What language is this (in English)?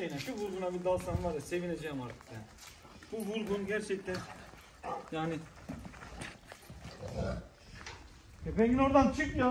Turkish